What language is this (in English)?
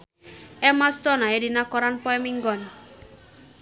Sundanese